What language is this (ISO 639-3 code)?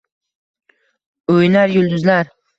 uzb